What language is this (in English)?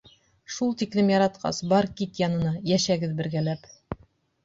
Bashkir